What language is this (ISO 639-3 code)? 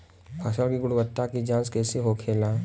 bho